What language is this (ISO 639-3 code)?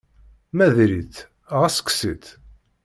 kab